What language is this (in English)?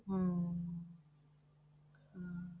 Punjabi